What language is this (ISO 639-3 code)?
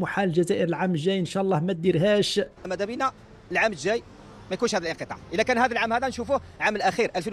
ara